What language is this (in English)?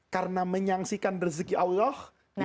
Indonesian